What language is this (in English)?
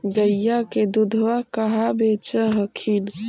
Magahi